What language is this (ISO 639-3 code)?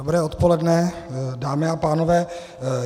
ces